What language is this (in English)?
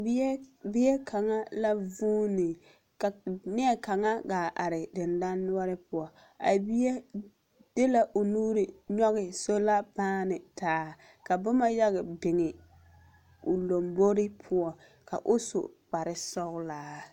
Southern Dagaare